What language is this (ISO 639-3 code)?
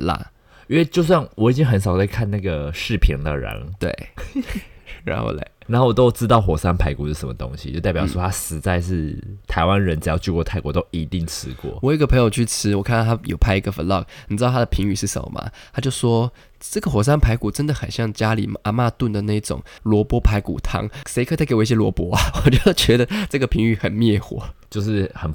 zho